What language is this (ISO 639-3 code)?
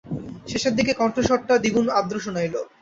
ben